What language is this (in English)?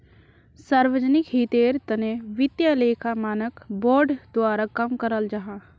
Magahi